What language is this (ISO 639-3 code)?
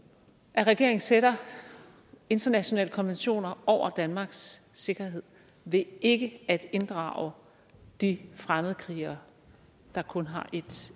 dan